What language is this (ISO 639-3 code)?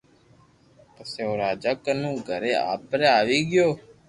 lrk